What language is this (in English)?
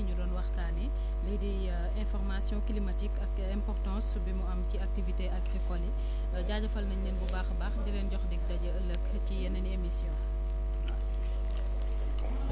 Wolof